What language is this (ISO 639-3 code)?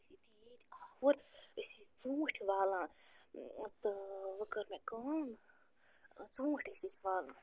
kas